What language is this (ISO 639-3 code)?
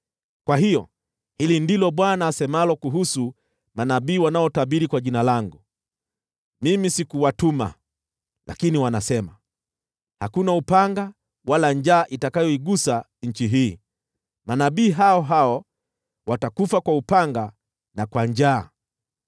swa